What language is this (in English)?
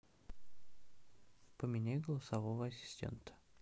Russian